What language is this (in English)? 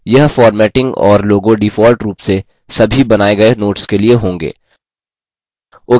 Hindi